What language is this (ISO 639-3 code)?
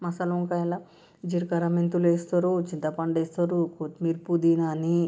tel